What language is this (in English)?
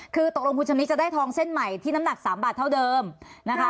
Thai